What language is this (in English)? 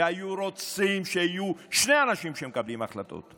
Hebrew